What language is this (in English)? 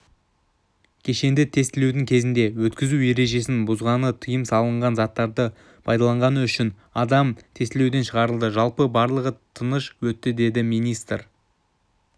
Kazakh